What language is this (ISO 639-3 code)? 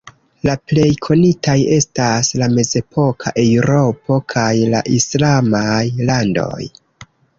epo